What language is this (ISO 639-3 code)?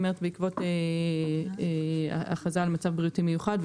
heb